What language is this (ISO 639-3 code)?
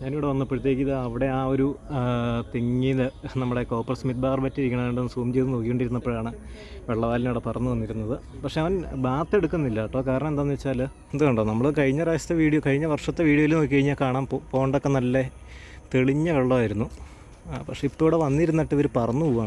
ind